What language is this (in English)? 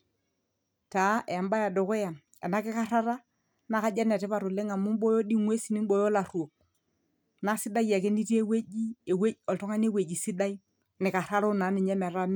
Masai